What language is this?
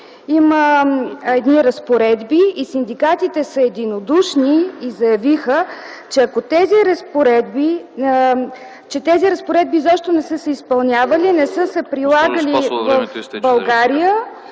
Bulgarian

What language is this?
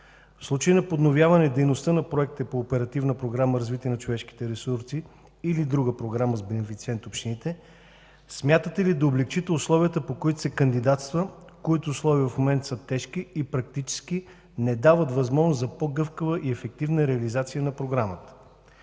Bulgarian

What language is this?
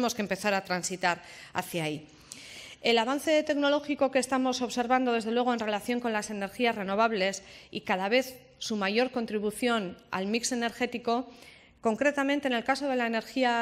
Spanish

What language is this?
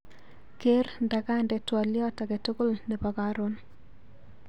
Kalenjin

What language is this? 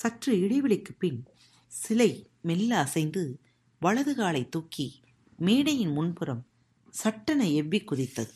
Tamil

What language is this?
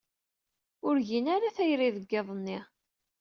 Kabyle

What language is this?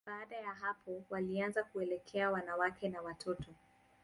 Swahili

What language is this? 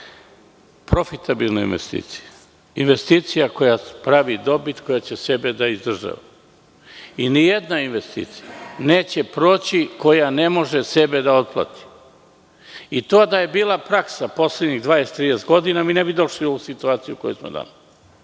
Serbian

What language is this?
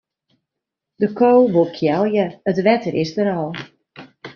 Western Frisian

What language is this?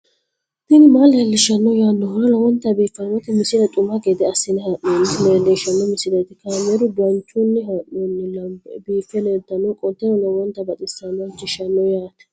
Sidamo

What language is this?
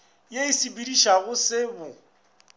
Northern Sotho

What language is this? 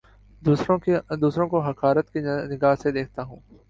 Urdu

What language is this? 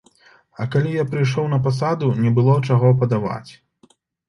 Belarusian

